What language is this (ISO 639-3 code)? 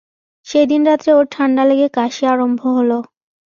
ben